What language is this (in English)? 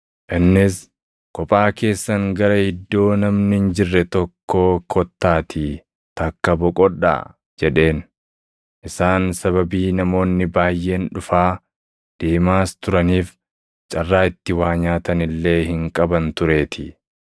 Oromo